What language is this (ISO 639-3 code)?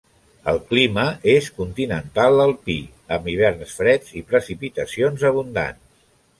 cat